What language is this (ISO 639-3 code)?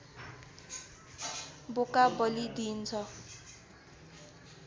nep